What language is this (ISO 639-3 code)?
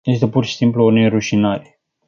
ron